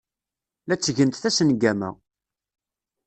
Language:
Kabyle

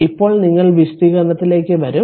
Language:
Malayalam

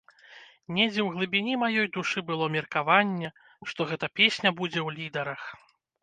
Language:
Belarusian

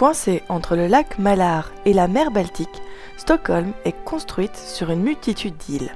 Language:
French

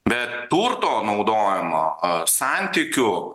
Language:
Lithuanian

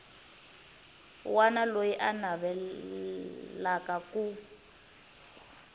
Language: Tsonga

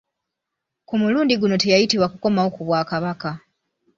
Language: Ganda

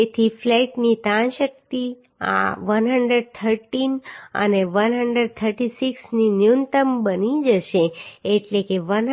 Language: Gujarati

